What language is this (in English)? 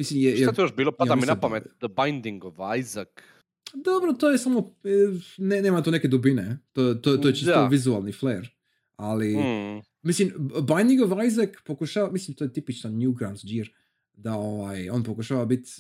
Croatian